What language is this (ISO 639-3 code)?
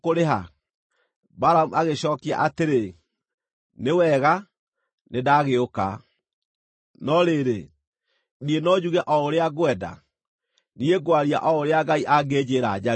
kik